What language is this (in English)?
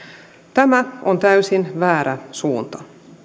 Finnish